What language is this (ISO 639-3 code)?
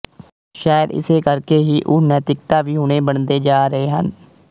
pan